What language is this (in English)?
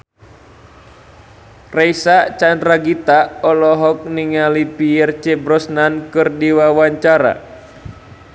Sundanese